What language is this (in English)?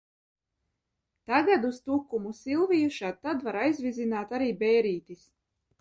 Latvian